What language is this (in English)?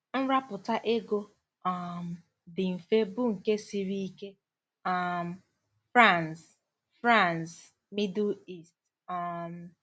Igbo